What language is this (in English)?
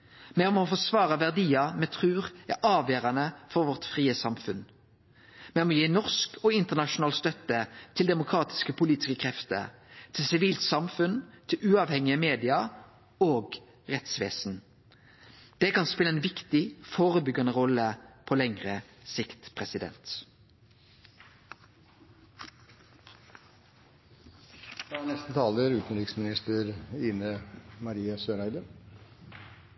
Norwegian Nynorsk